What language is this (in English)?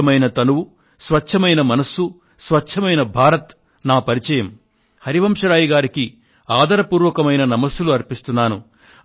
Telugu